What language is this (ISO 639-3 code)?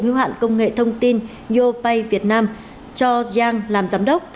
vie